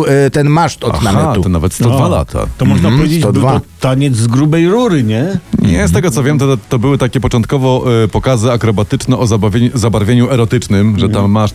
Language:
Polish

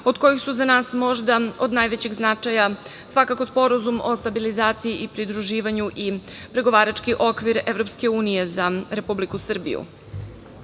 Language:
Serbian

